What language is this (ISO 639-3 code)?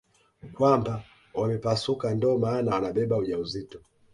swa